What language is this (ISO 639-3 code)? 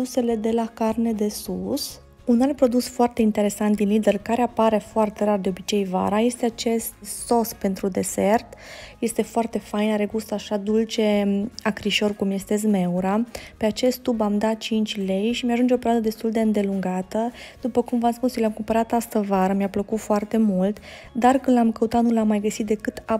ron